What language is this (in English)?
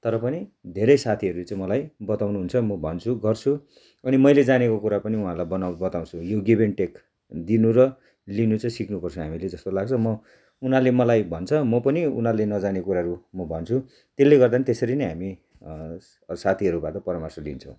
Nepali